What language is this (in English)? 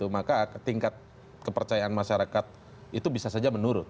Indonesian